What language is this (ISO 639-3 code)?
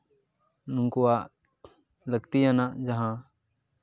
sat